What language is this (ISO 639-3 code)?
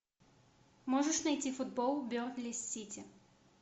rus